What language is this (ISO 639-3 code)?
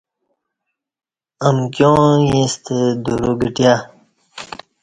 bsh